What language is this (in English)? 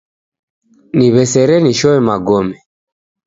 Taita